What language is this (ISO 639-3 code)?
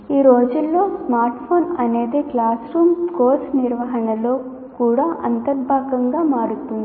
tel